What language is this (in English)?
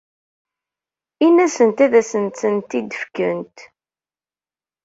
Kabyle